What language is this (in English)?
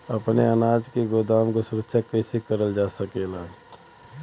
Bhojpuri